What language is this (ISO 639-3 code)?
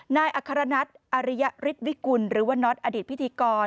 tha